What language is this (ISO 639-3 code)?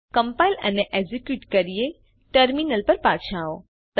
guj